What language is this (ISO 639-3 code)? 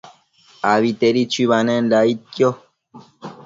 mcf